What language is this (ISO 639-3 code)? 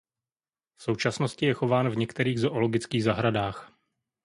ces